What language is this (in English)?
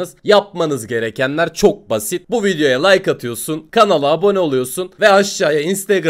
Turkish